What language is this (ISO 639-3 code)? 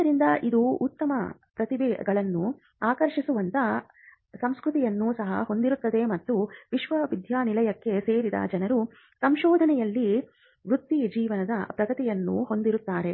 kan